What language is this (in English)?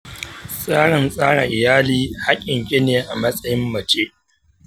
Hausa